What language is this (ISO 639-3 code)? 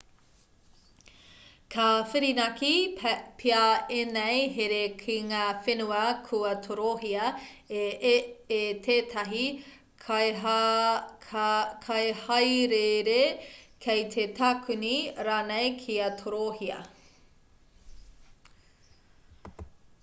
mri